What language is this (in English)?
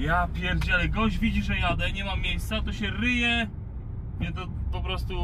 Polish